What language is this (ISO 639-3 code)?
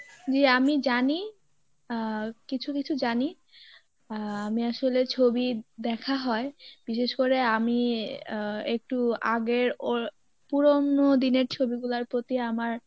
ben